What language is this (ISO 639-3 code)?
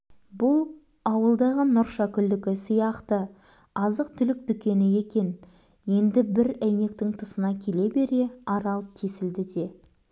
kaz